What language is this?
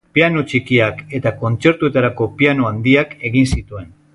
Basque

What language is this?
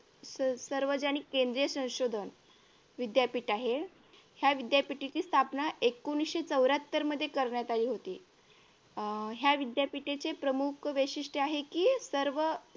Marathi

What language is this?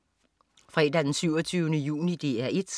Danish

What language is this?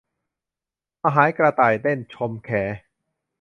Thai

